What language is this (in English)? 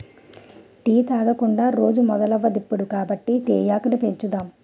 Telugu